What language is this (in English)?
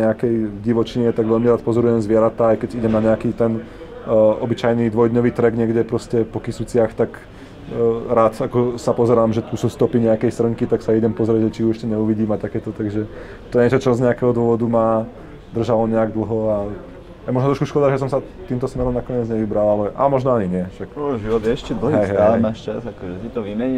Slovak